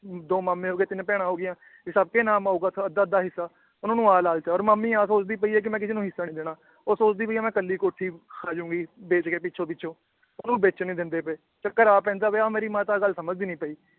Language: Punjabi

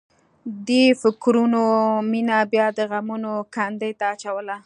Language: Pashto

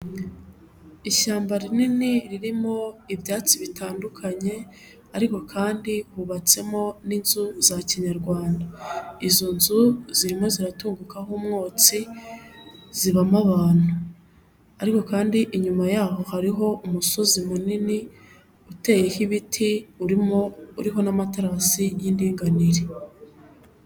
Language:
Kinyarwanda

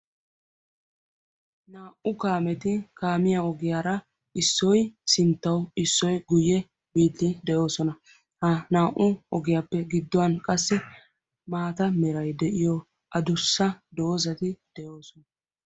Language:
Wolaytta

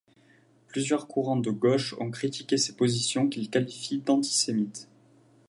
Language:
French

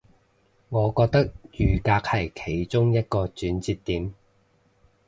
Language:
Cantonese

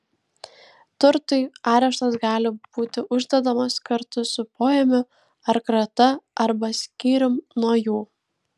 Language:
Lithuanian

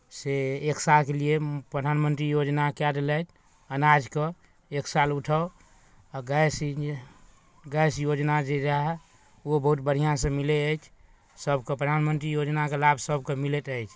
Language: Maithili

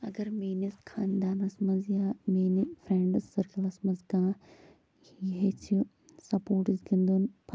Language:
Kashmiri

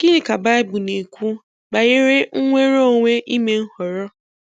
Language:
Igbo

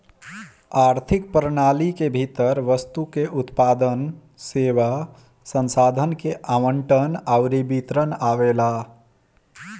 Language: Bhojpuri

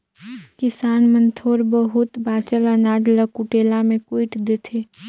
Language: Chhattisgarhi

